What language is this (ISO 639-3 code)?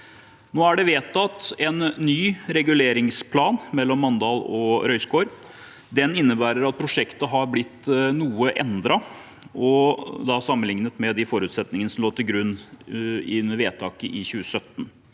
nor